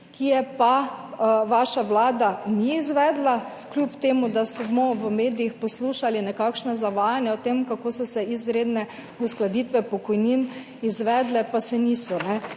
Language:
Slovenian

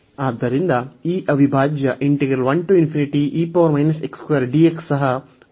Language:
Kannada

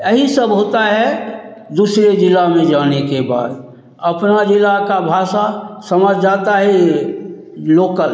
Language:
Hindi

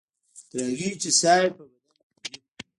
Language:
Pashto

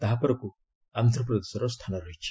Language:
Odia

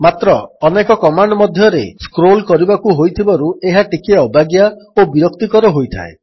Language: Odia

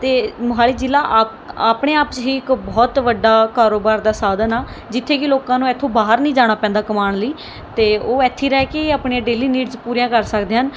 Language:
Punjabi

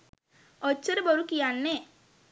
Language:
Sinhala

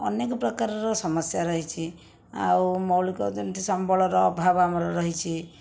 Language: Odia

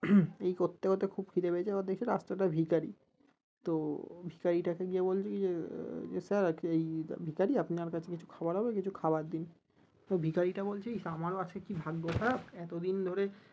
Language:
Bangla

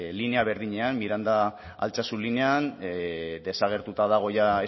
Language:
Basque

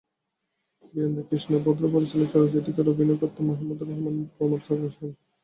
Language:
Bangla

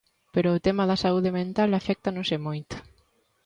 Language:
Galician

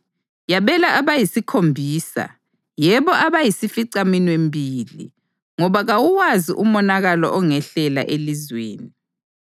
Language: North Ndebele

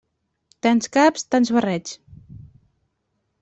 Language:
Catalan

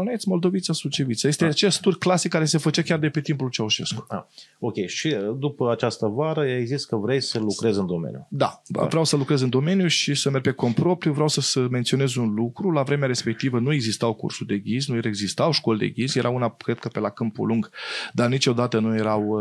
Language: Romanian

